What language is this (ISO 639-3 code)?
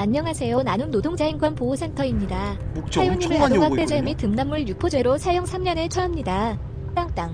kor